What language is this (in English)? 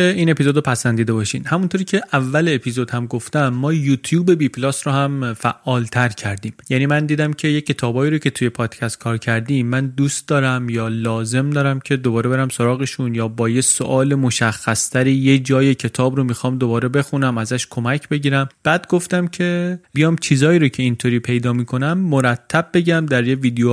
Persian